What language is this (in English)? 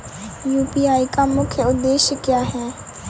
Hindi